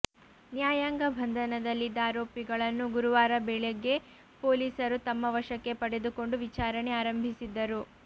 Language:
Kannada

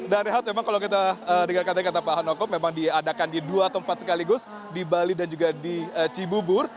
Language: Indonesian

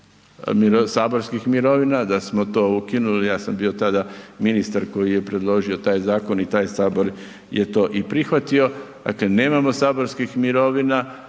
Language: Croatian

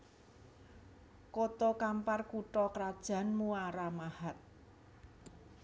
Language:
Javanese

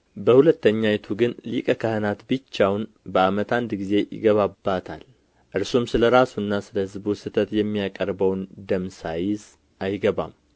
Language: Amharic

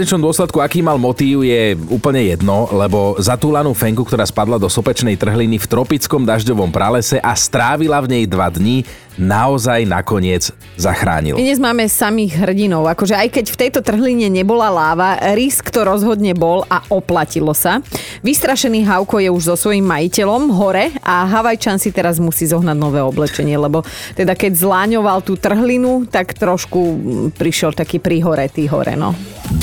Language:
Slovak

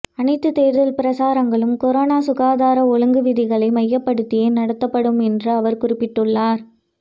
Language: Tamil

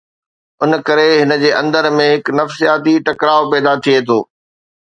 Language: Sindhi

